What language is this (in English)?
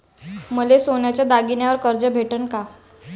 Marathi